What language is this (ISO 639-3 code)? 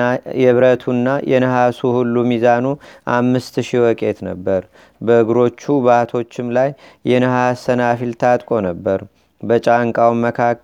amh